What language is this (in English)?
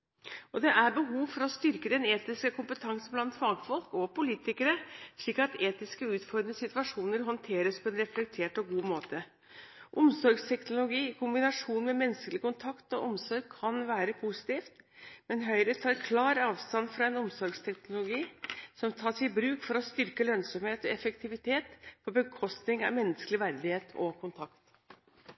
Norwegian Bokmål